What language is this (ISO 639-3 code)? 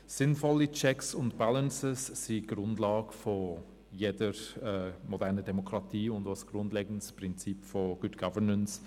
gsw